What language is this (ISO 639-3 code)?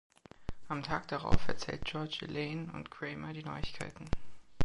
deu